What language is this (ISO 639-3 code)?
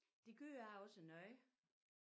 dan